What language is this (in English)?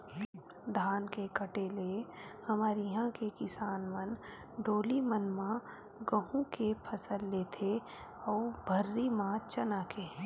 Chhattisgarhi